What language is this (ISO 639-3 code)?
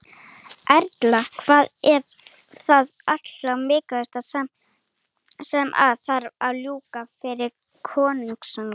isl